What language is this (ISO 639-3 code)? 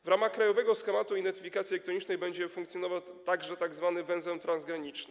pol